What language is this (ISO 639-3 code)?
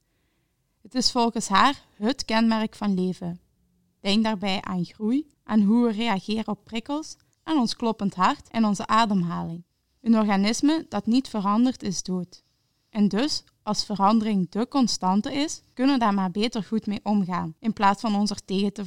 nld